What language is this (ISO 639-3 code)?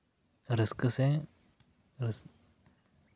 sat